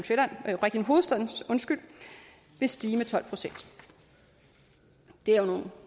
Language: Danish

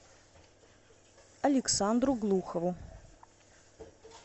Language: Russian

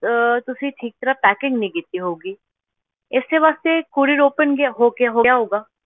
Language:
Punjabi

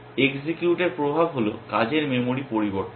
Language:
Bangla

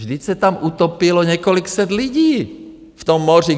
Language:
Czech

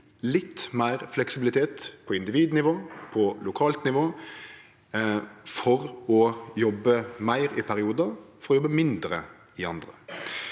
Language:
Norwegian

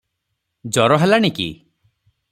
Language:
Odia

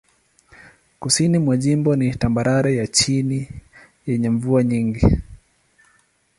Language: Swahili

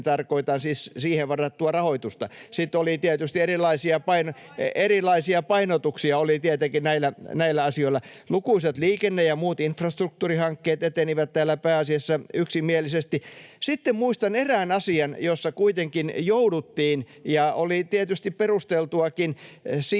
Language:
Finnish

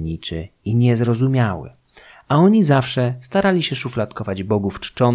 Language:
Polish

